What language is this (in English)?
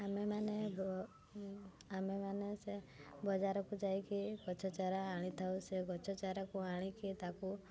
Odia